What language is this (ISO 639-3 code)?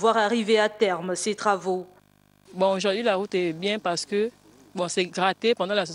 fra